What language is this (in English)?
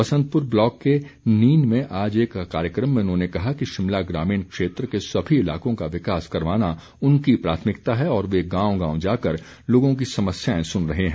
Hindi